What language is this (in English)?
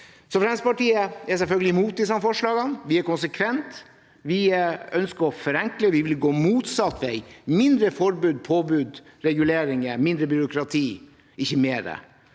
Norwegian